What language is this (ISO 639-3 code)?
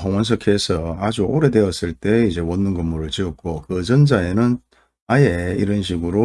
kor